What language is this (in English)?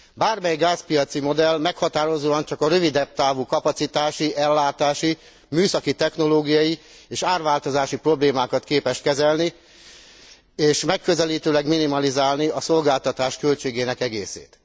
Hungarian